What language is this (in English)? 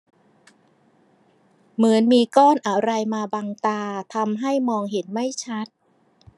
Thai